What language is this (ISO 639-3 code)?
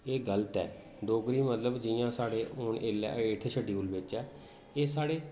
doi